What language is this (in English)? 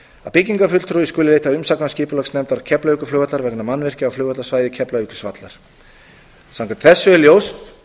Icelandic